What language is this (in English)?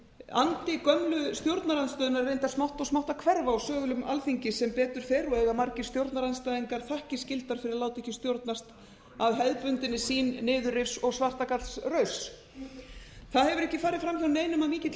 Icelandic